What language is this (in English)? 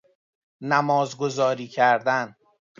Persian